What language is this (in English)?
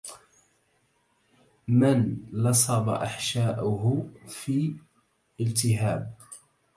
Arabic